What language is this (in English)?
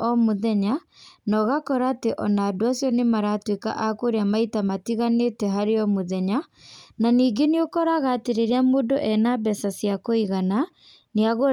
Kikuyu